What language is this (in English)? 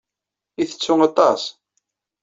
Kabyle